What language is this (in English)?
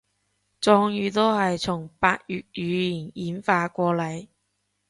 Cantonese